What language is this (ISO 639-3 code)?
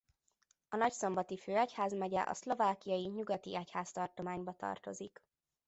hun